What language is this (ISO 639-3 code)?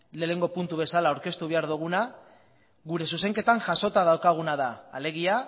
eus